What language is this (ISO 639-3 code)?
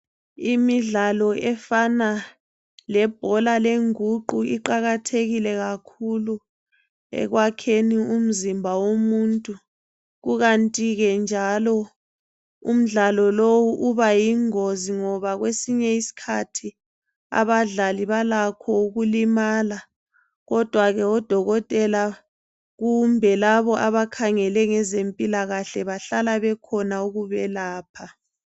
nde